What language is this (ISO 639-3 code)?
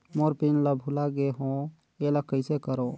hne